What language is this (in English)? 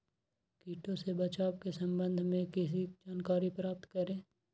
Magahi